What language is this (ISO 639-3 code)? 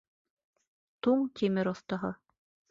bak